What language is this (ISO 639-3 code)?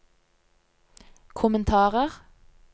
nor